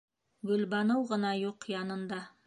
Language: Bashkir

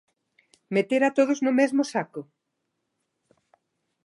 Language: Galician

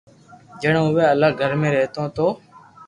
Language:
Loarki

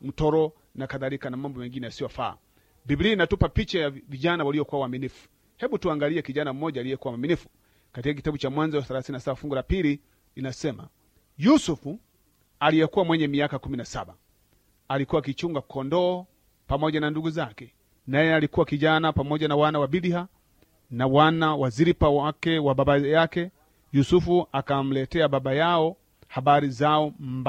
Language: Swahili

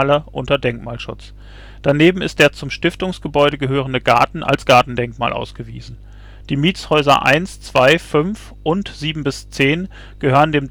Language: German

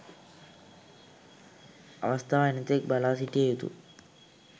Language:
Sinhala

